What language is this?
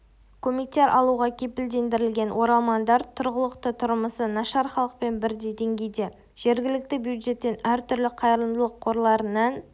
Kazakh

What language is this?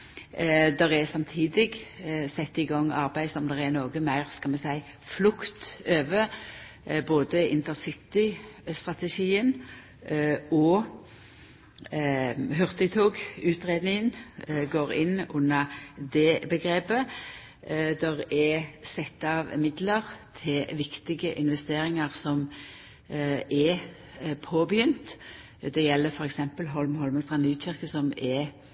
Norwegian Nynorsk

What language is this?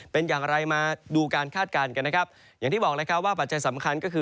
Thai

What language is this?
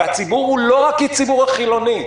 Hebrew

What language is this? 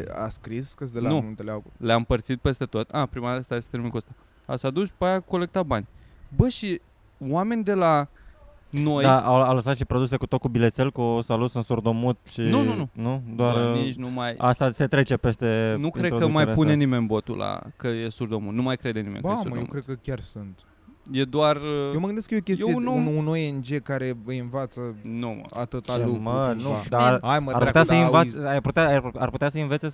Romanian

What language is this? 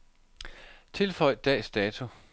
Danish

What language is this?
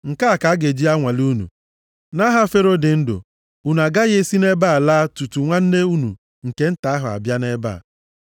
Igbo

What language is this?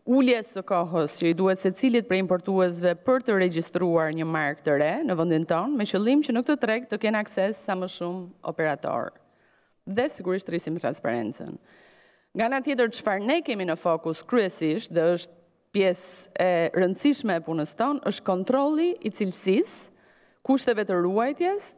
Romanian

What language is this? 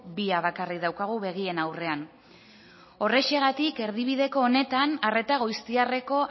Basque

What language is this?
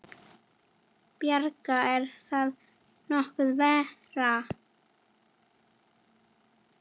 Icelandic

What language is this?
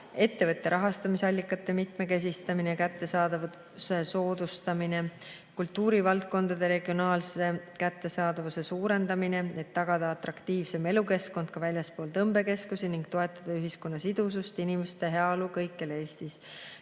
Estonian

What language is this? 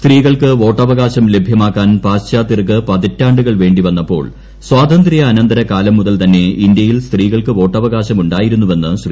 Malayalam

